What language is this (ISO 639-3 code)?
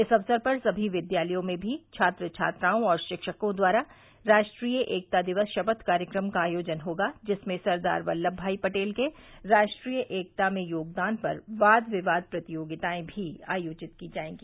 hin